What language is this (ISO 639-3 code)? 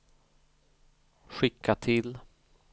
swe